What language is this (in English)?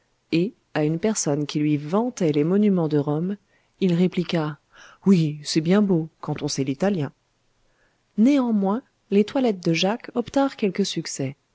French